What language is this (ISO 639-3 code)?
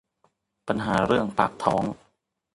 tha